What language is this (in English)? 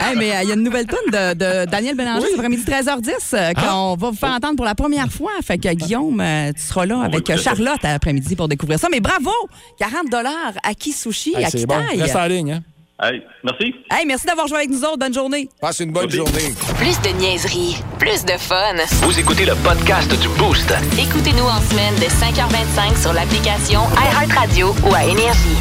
French